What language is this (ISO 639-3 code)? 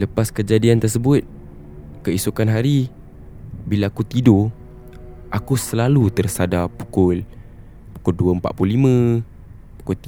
msa